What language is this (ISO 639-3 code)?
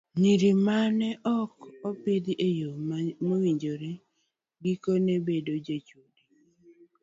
luo